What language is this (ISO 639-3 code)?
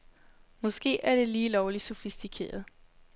dan